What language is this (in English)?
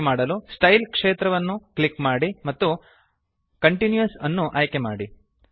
Kannada